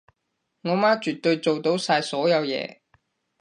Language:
Cantonese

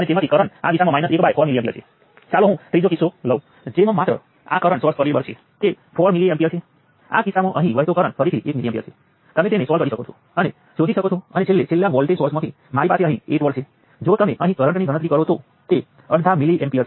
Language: Gujarati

